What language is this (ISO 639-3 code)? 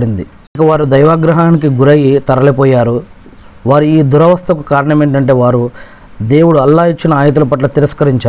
tel